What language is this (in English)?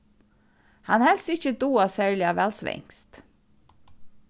Faroese